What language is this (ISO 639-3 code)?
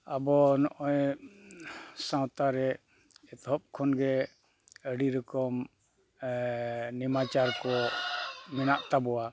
sat